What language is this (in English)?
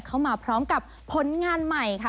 Thai